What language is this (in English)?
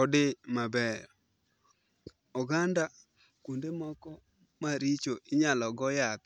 Luo (Kenya and Tanzania)